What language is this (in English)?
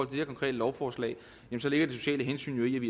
Danish